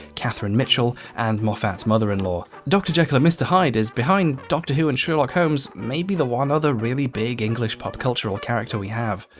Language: English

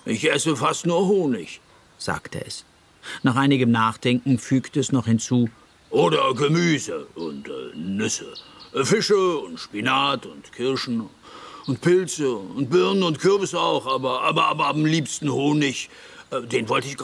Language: German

